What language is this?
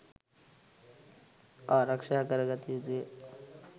Sinhala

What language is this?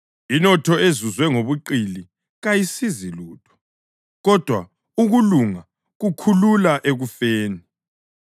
North Ndebele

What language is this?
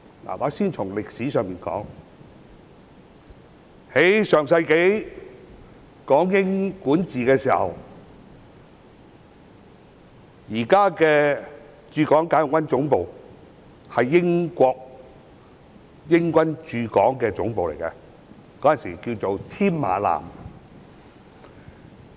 Cantonese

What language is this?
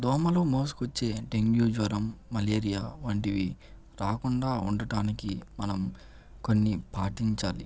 Telugu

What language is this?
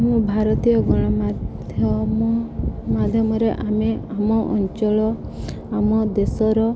Odia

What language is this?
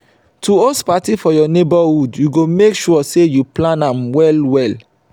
Nigerian Pidgin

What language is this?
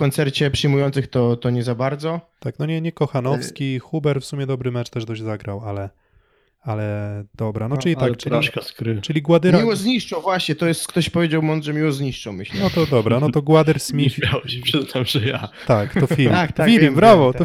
Polish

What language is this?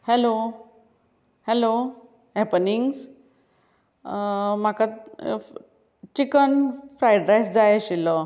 Konkani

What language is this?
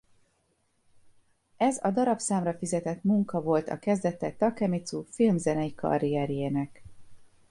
Hungarian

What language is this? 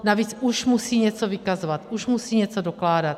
Czech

